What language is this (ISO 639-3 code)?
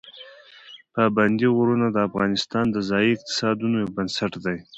pus